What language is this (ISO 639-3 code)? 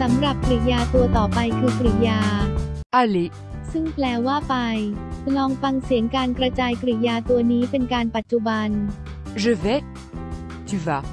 tha